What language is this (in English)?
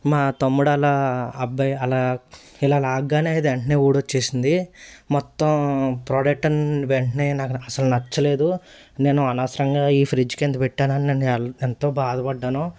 Telugu